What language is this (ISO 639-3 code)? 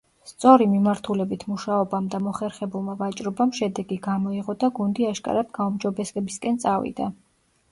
kat